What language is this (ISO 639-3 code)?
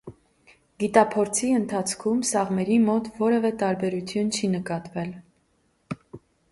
hye